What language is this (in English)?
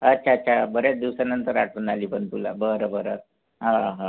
Marathi